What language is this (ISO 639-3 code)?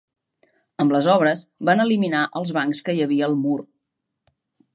cat